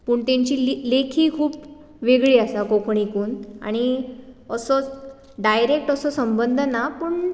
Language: Konkani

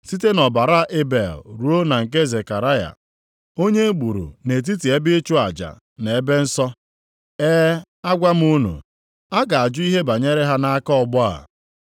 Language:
Igbo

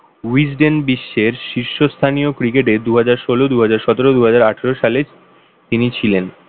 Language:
Bangla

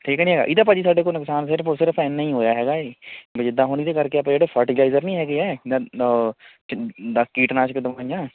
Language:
Punjabi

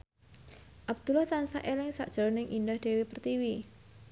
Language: Javanese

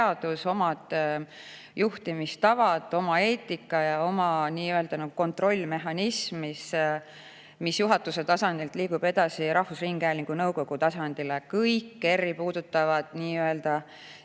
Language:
Estonian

